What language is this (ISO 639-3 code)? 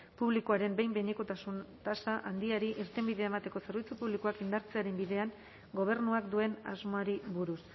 eus